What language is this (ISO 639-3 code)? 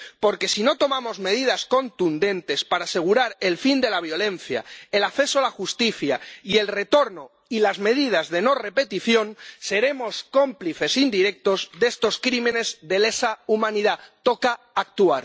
spa